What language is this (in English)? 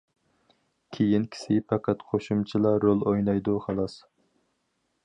Uyghur